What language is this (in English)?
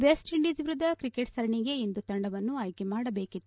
Kannada